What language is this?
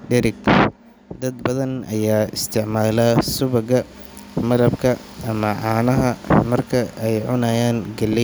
Somali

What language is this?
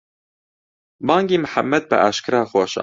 Central Kurdish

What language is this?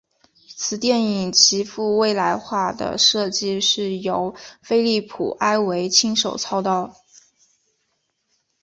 Chinese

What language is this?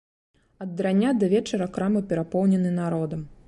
Belarusian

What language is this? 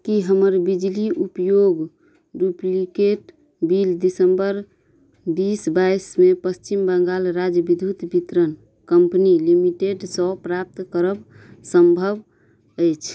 Maithili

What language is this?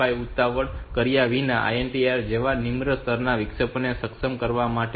Gujarati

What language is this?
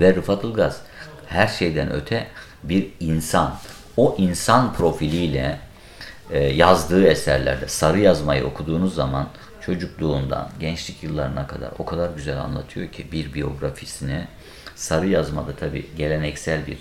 Turkish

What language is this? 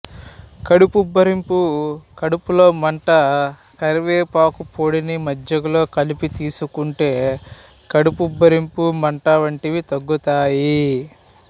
Telugu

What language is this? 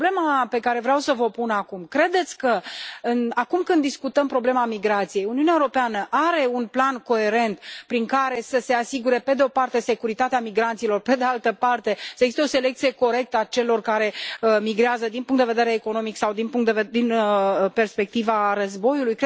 Romanian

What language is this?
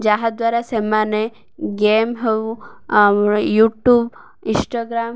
Odia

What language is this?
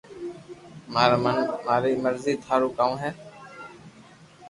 Loarki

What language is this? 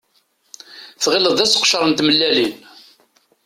Kabyle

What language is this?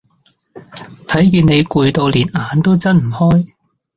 Cantonese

